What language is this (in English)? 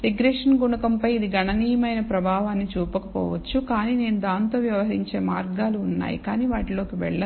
Telugu